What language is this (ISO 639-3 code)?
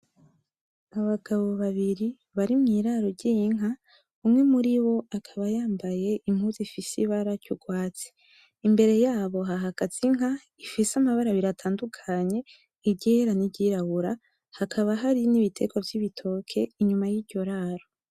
run